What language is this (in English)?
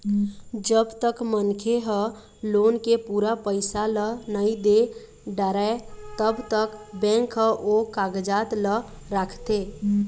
Chhattisgarhi